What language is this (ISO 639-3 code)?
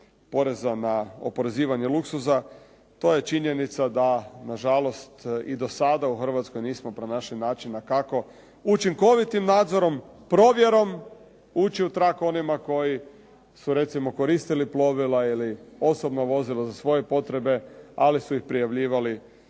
hrv